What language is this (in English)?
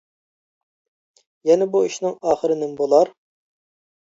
Uyghur